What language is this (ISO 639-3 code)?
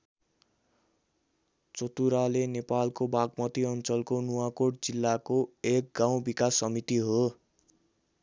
nep